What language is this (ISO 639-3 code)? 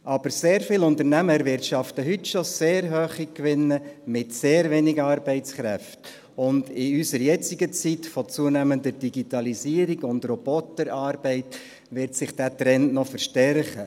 gsw